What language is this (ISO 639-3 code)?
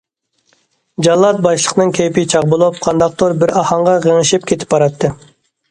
uig